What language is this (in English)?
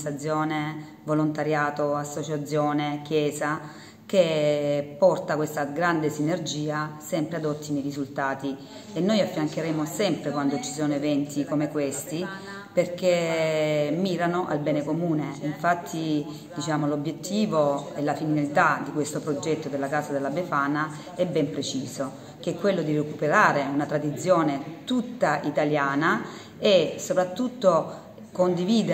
Italian